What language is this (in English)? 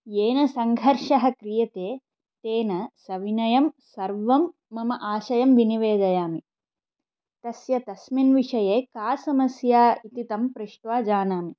Sanskrit